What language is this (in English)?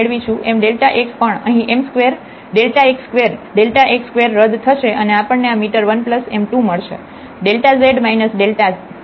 Gujarati